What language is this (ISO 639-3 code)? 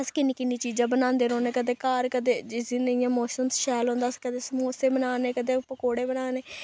doi